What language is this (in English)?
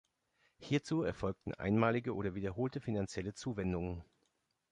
German